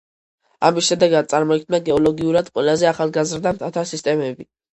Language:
Georgian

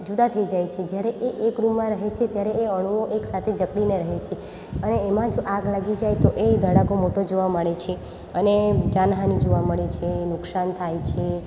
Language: Gujarati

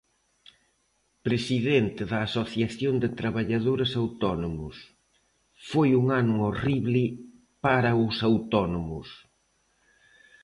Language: Galician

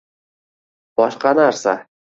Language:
Uzbek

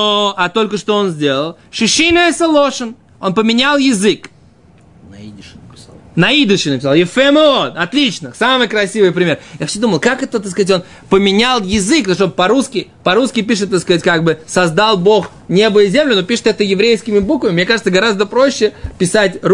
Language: Russian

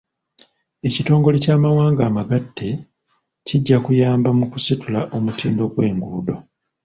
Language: Ganda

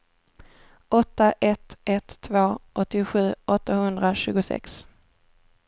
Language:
Swedish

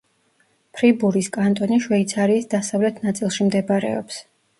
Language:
Georgian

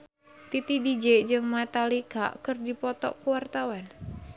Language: Sundanese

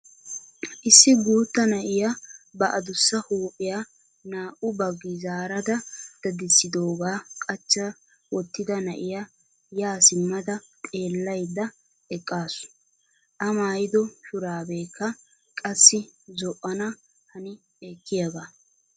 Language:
Wolaytta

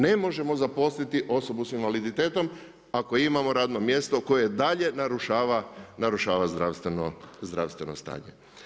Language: Croatian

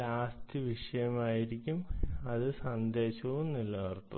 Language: Malayalam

